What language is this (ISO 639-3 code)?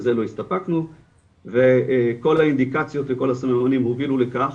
heb